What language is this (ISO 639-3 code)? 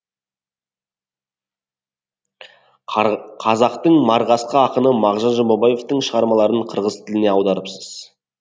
kaz